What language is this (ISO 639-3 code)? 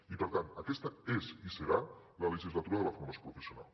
cat